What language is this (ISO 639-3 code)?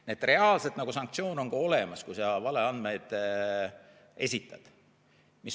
est